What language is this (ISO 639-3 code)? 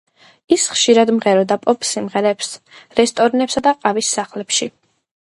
kat